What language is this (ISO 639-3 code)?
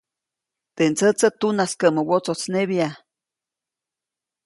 zoc